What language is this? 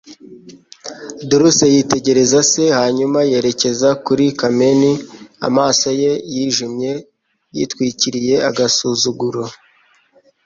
Kinyarwanda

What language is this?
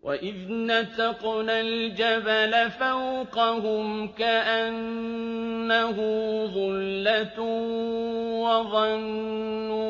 Arabic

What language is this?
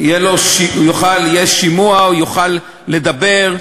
Hebrew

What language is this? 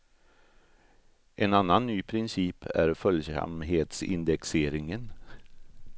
Swedish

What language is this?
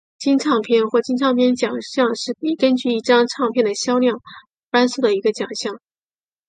Chinese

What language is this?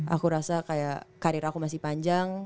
Indonesian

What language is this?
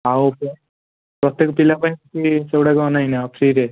Odia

